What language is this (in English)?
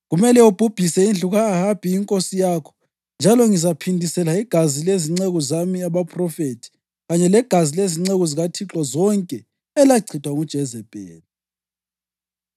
North Ndebele